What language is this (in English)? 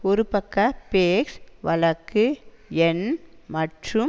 Tamil